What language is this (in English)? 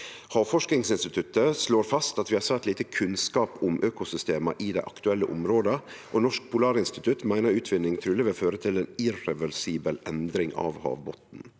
Norwegian